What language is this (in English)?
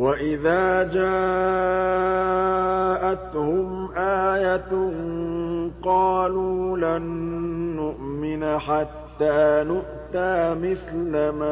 Arabic